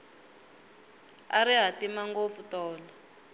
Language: Tsonga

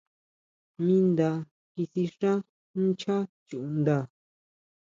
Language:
Huautla Mazatec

